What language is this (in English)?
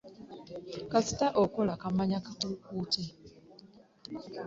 Ganda